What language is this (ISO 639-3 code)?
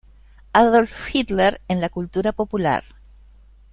spa